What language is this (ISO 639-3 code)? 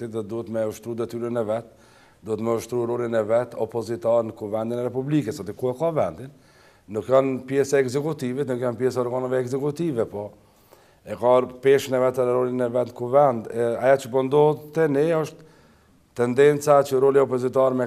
ron